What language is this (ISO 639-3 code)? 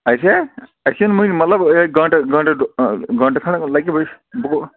kas